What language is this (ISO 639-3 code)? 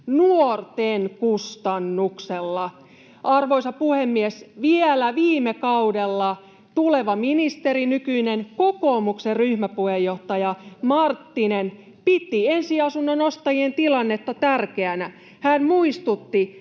fin